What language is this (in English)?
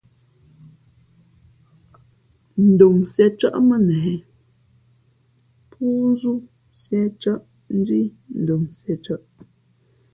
Fe'fe'